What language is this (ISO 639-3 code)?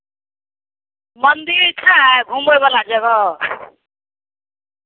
mai